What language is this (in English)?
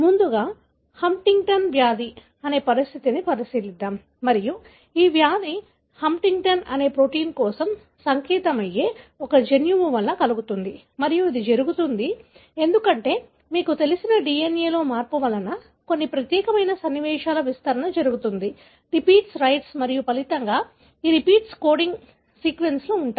Telugu